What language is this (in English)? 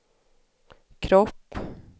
Swedish